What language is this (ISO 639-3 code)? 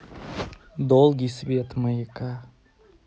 rus